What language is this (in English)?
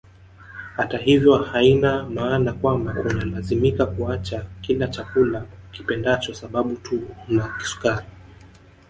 Swahili